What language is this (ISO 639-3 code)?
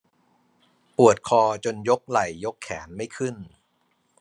tha